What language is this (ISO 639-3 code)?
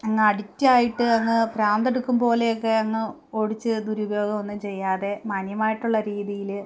mal